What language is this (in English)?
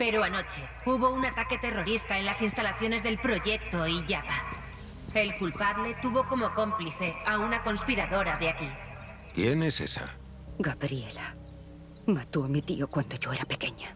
Spanish